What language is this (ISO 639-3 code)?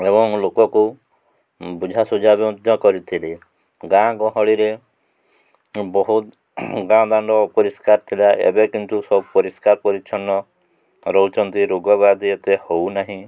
ori